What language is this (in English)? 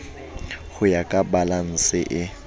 Southern Sotho